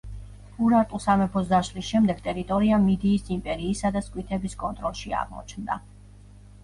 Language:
Georgian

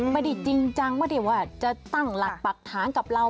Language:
Thai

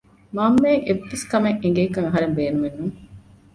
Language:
Divehi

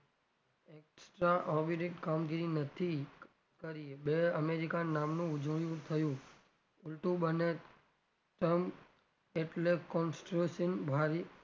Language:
Gujarati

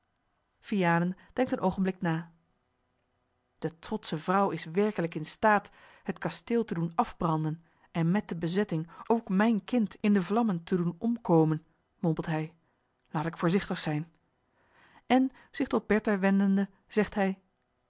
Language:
Dutch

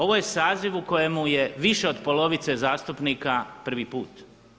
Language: Croatian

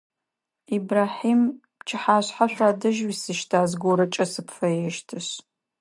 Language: Adyghe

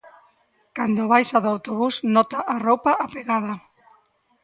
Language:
Galician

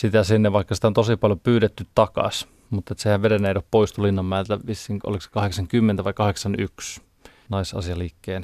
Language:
Finnish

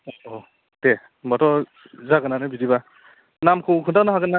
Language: Bodo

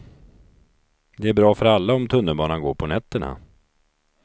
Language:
Swedish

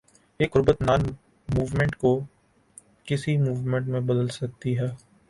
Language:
Urdu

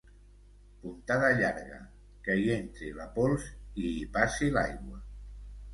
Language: Catalan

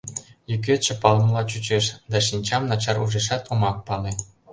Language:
Mari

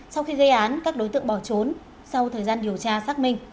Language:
Vietnamese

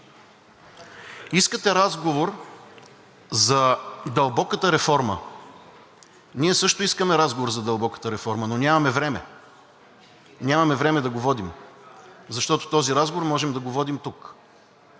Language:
Bulgarian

